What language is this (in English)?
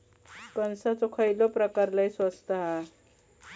Marathi